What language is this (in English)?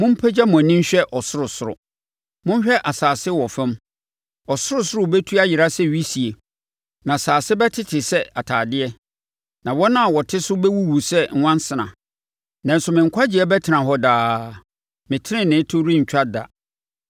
Akan